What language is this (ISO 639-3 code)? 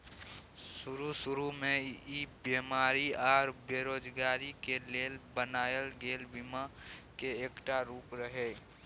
mai